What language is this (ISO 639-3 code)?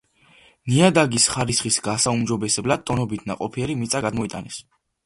kat